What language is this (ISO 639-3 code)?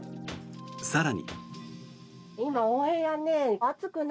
jpn